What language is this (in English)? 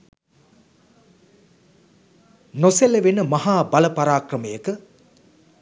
Sinhala